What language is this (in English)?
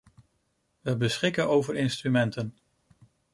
Dutch